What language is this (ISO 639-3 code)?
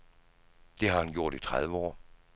dan